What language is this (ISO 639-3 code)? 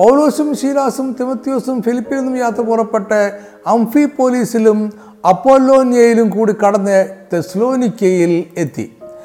mal